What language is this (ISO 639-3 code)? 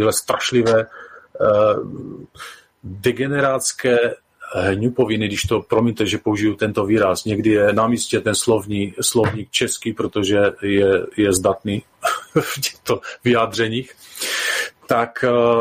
ces